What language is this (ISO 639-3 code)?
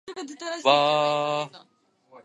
jpn